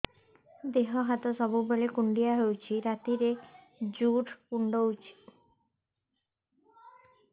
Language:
Odia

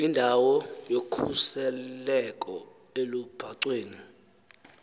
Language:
Xhosa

